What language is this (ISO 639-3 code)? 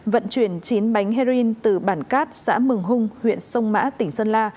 vie